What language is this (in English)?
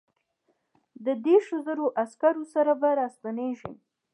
Pashto